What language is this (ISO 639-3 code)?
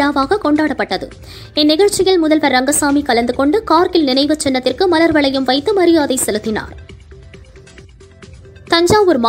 tam